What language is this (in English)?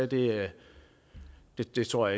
Danish